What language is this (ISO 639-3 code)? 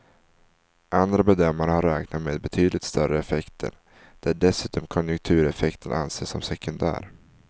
swe